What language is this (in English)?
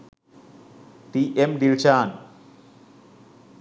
Sinhala